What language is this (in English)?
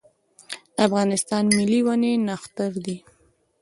Pashto